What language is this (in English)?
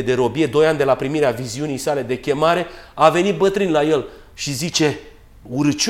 Romanian